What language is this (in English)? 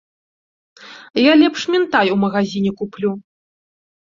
Belarusian